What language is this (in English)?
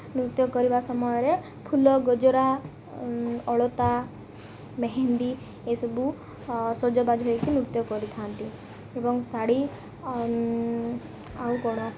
Odia